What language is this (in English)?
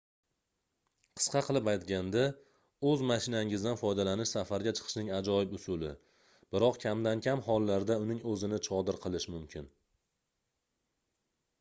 Uzbek